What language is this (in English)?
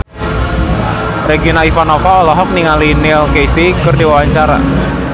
Sundanese